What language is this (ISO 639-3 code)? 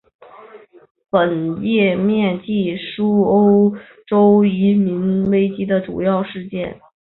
zho